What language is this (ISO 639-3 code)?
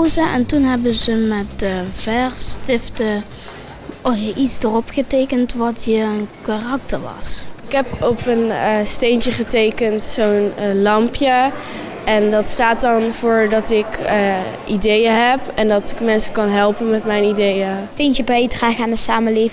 nld